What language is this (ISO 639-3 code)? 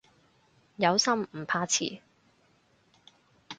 yue